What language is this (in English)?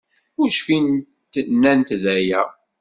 Kabyle